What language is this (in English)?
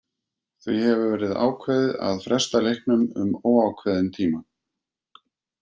Icelandic